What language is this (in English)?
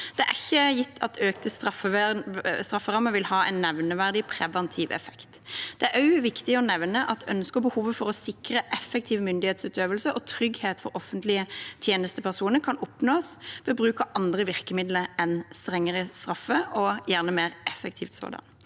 Norwegian